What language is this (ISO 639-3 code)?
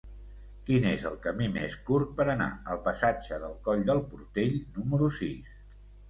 cat